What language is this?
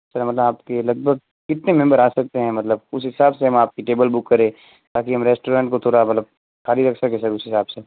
Hindi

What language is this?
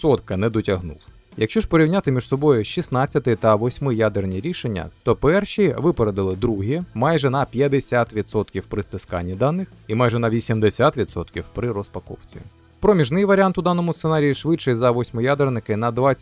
Ukrainian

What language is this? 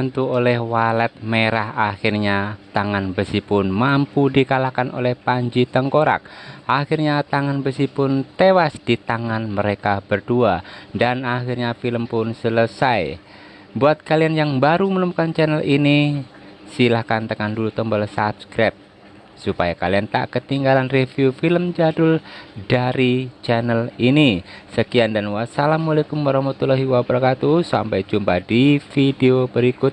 Indonesian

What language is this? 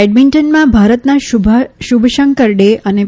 Gujarati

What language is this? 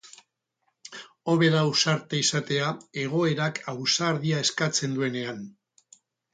Basque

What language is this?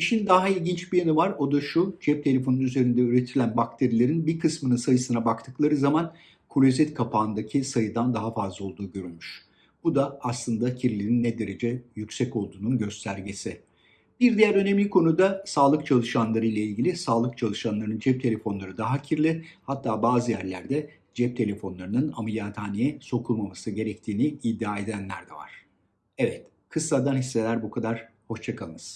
Turkish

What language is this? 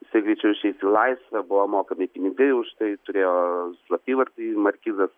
Lithuanian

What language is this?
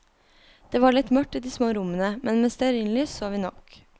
Norwegian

